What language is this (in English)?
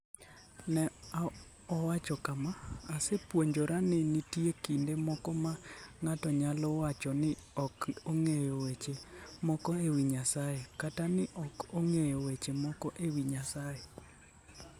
Luo (Kenya and Tanzania)